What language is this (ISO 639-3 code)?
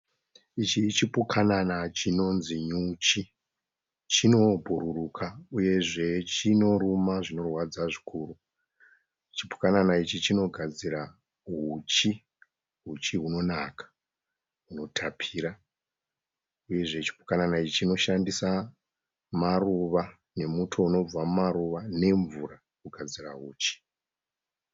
sna